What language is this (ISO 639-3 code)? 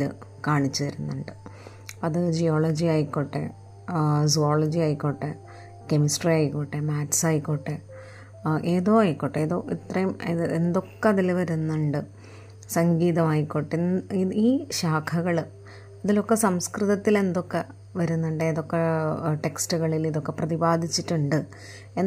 mal